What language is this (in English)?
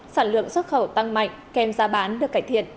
Vietnamese